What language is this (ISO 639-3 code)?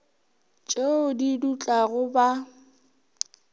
nso